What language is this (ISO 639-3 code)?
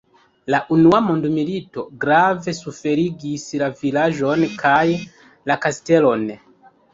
epo